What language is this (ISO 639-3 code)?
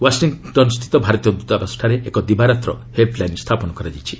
ori